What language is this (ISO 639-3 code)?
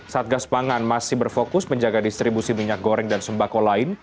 ind